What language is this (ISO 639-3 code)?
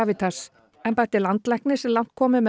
isl